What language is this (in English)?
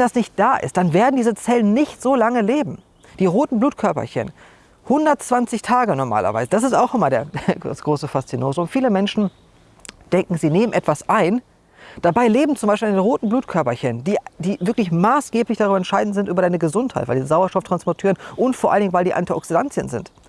German